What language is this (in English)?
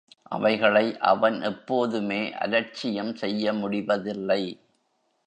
Tamil